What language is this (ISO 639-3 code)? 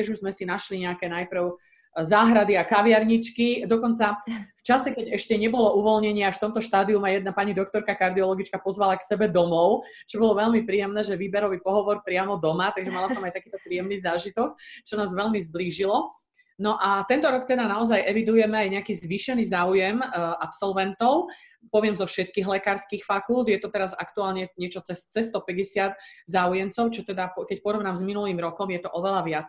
slk